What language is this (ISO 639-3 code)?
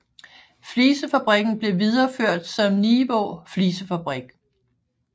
dan